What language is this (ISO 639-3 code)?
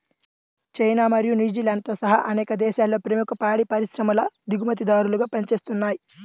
tel